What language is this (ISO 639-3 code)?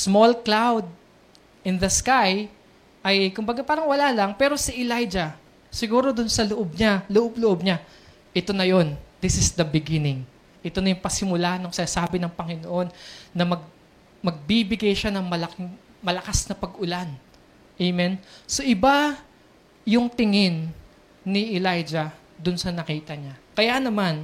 fil